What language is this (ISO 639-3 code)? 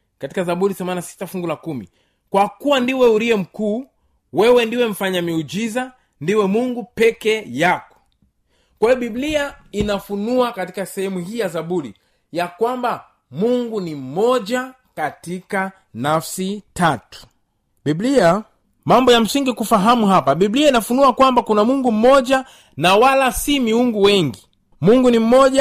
swa